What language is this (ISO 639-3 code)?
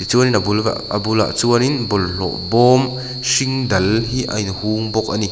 lus